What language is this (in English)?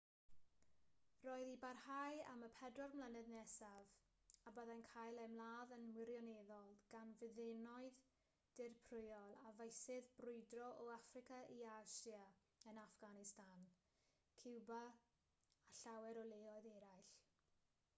Welsh